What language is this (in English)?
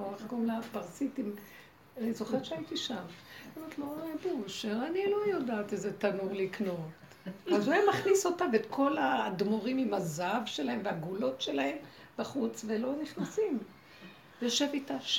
Hebrew